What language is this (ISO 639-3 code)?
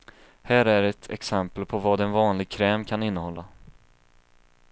swe